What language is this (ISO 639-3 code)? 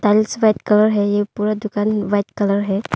hin